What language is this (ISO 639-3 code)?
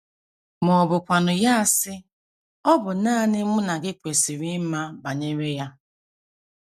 ibo